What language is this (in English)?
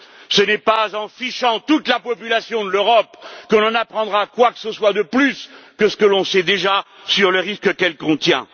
French